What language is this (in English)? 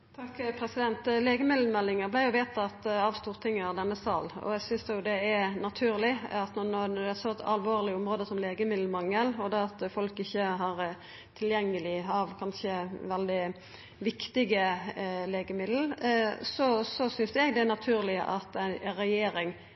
Norwegian